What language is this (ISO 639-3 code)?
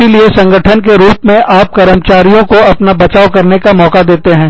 hin